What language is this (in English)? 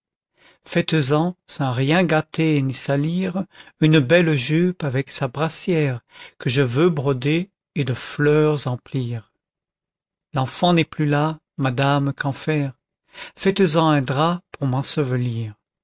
French